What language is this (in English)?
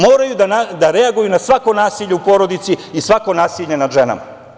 Serbian